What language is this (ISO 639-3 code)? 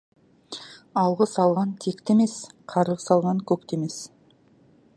kaz